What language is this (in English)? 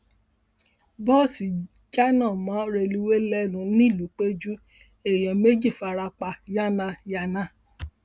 Yoruba